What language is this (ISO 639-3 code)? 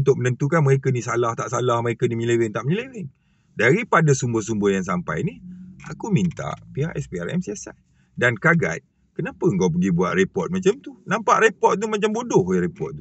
msa